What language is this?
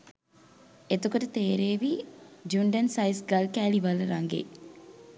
Sinhala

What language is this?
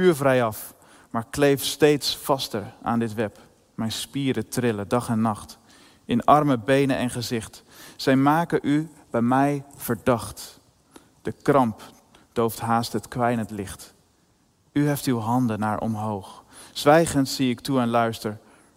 Dutch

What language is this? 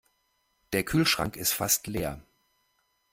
German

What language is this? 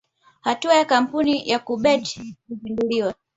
Swahili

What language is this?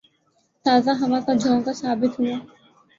Urdu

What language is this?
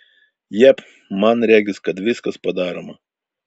Lithuanian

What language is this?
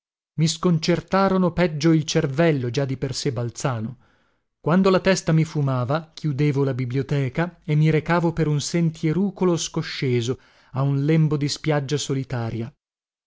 Italian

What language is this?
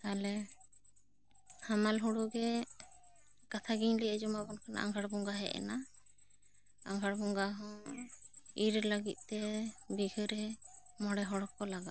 Santali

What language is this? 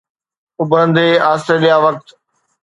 Sindhi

